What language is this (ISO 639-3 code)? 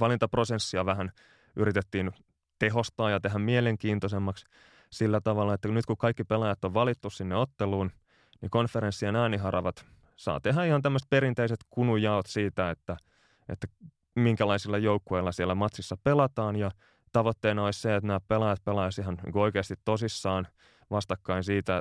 fin